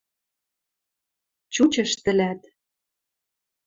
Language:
Western Mari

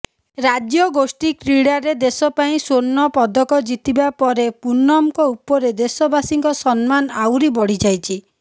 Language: Odia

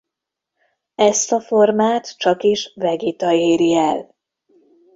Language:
Hungarian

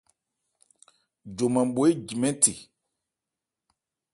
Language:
Ebrié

